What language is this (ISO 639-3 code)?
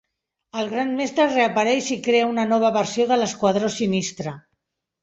cat